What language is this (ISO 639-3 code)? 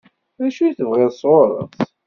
kab